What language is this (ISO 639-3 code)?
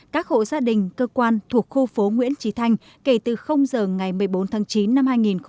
vie